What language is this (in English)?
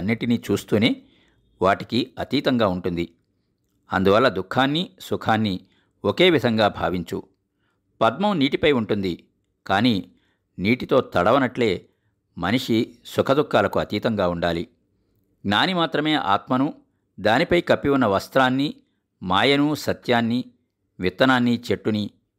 Telugu